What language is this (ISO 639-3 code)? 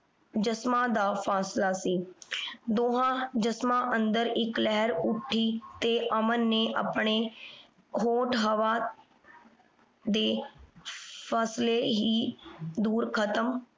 pan